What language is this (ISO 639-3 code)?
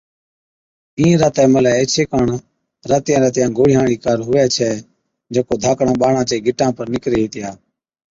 odk